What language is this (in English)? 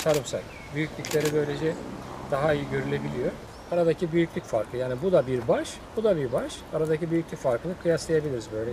Turkish